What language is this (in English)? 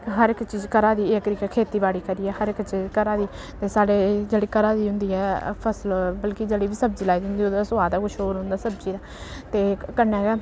Dogri